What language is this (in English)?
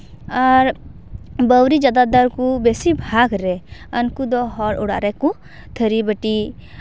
Santali